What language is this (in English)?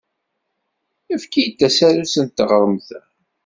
Kabyle